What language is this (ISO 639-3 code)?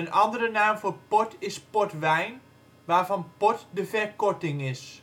nld